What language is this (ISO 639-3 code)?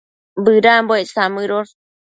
mcf